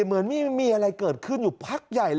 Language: Thai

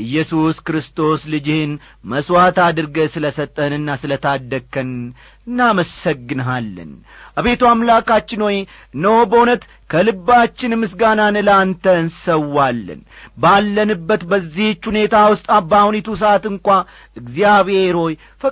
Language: Amharic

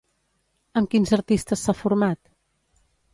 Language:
Catalan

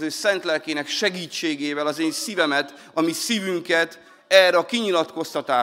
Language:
Hungarian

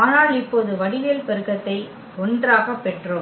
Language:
Tamil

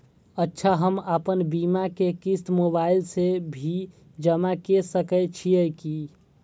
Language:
Maithili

